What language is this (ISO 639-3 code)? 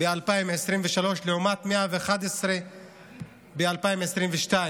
heb